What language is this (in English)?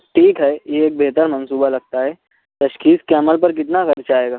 Urdu